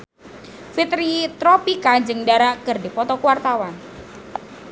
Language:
Sundanese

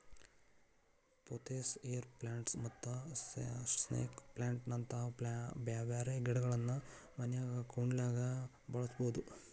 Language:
Kannada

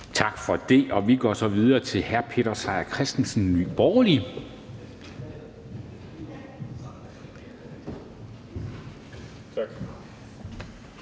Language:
Danish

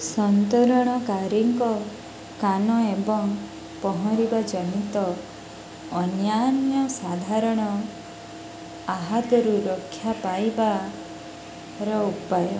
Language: Odia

